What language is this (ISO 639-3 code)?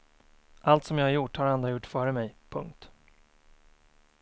swe